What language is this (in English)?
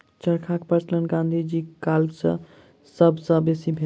Maithili